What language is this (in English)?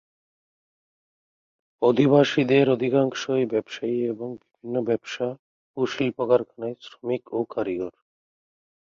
Bangla